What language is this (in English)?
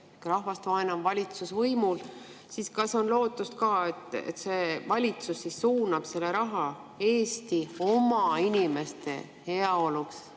Estonian